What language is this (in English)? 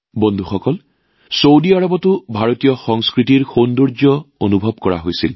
Assamese